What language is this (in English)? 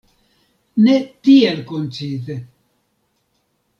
Esperanto